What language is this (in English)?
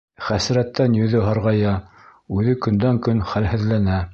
Bashkir